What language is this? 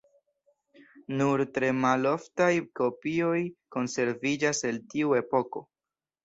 Esperanto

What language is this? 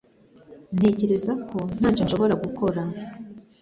Kinyarwanda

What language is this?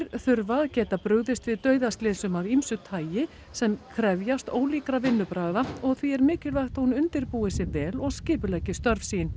Icelandic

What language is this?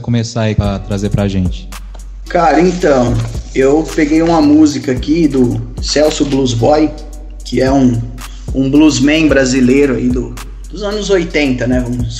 Portuguese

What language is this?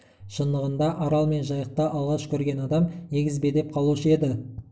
Kazakh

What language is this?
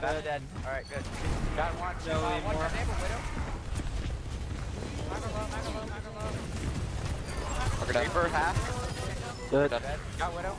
English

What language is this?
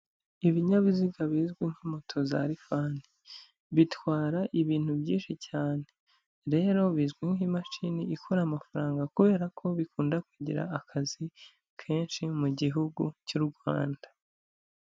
Kinyarwanda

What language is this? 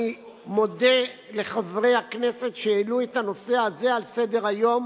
Hebrew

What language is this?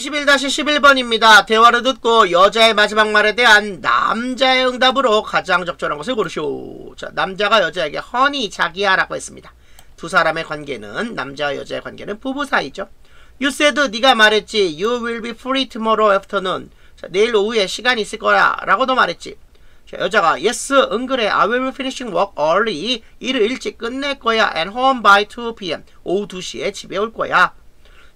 Korean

